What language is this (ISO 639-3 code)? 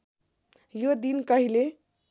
nep